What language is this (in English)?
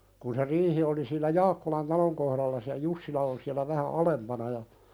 Finnish